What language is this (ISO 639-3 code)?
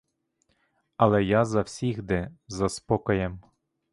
ukr